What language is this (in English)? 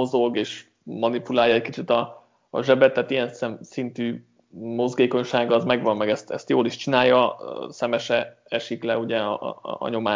Hungarian